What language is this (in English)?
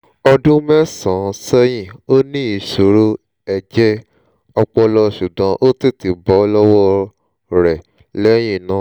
Yoruba